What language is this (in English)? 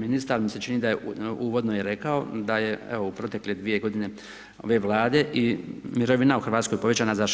Croatian